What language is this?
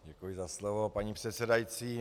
Czech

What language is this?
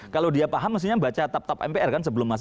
Indonesian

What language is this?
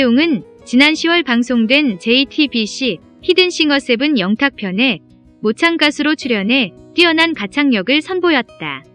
Korean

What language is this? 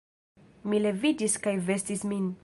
Esperanto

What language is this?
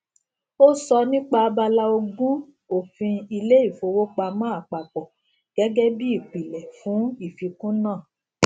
Yoruba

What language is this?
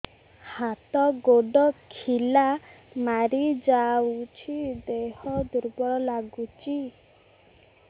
Odia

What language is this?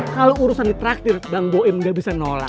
Indonesian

